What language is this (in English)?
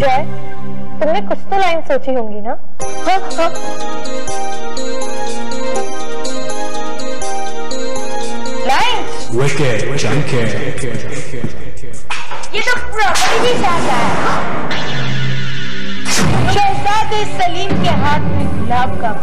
Hindi